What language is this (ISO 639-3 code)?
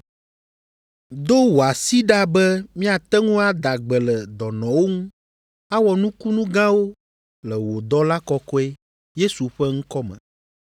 ewe